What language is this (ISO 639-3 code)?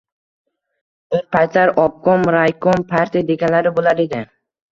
uzb